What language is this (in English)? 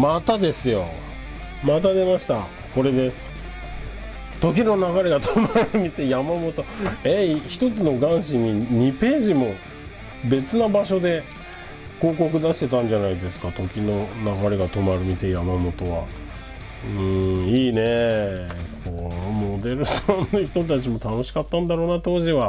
Japanese